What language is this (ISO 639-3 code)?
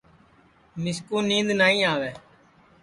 ssi